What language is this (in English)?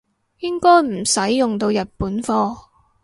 Cantonese